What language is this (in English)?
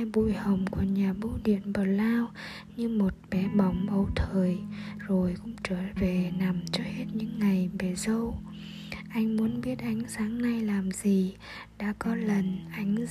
Vietnamese